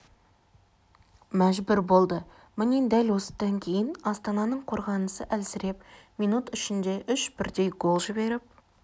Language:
Kazakh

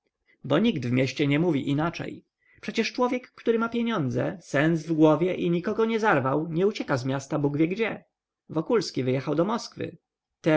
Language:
Polish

